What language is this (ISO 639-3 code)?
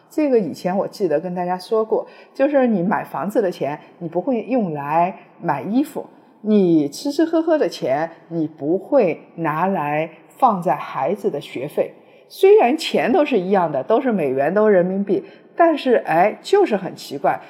zho